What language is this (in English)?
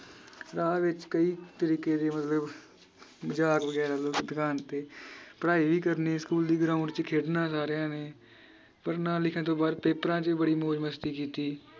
Punjabi